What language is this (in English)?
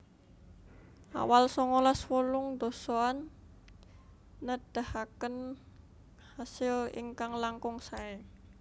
Javanese